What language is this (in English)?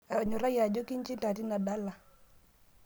Masai